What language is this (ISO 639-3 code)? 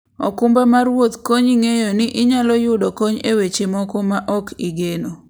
luo